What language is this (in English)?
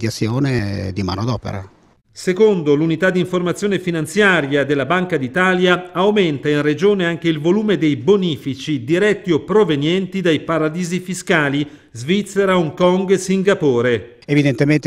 Italian